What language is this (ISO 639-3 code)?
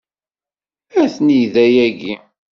kab